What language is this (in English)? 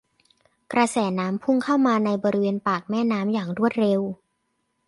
Thai